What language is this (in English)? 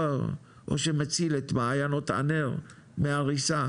Hebrew